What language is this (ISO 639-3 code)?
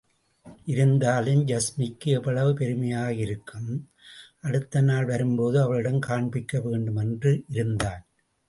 tam